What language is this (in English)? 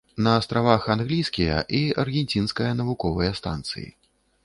Belarusian